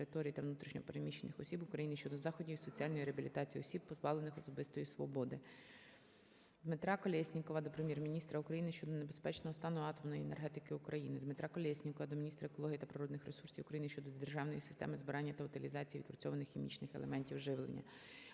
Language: Ukrainian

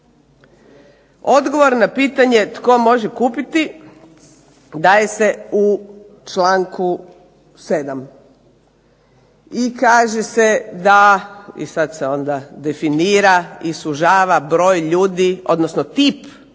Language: Croatian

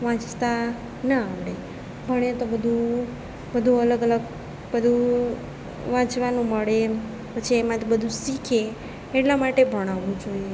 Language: Gujarati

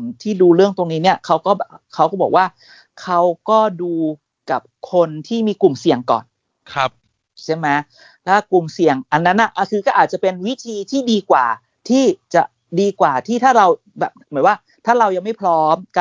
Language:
Thai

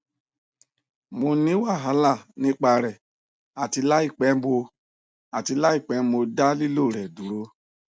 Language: Yoruba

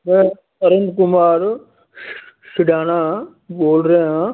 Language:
Punjabi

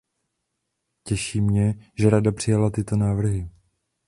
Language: Czech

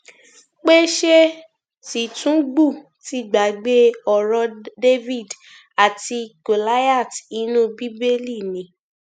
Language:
Yoruba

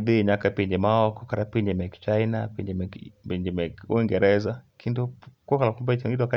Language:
Luo (Kenya and Tanzania)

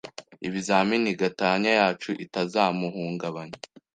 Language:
Kinyarwanda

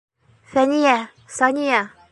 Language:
Bashkir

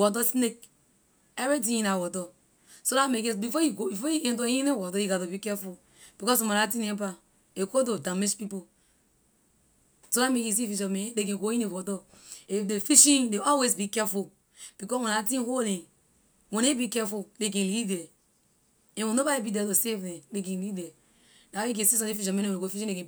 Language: Liberian English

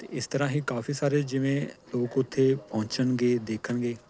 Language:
Punjabi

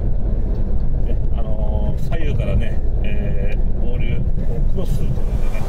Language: Japanese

